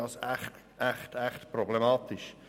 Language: Swiss German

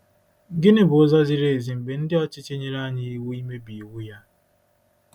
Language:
Igbo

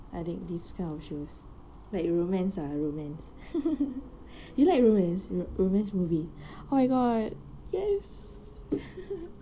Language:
English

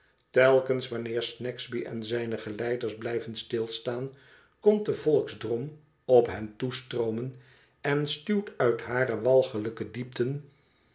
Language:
Dutch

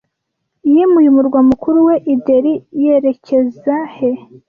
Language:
Kinyarwanda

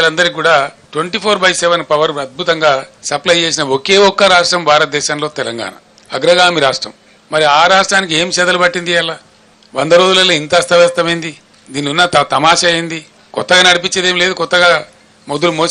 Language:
Telugu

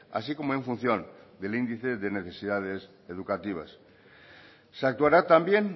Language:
Spanish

